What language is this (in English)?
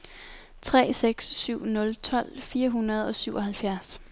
Danish